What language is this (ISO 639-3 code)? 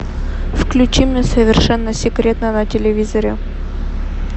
rus